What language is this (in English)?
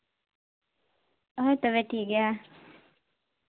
Santali